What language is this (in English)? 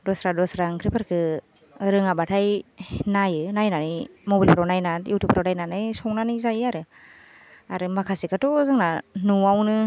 Bodo